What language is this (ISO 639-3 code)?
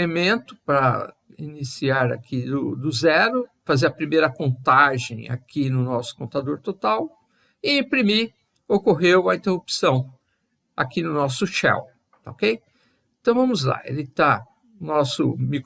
por